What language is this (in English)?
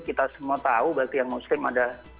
Indonesian